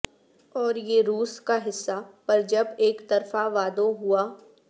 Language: Urdu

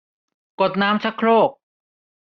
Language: Thai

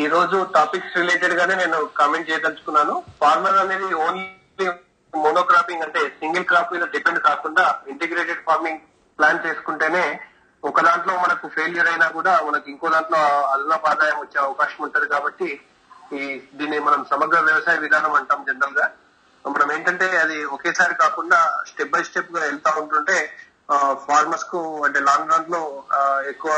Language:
Telugu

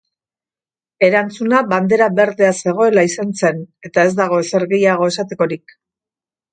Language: Basque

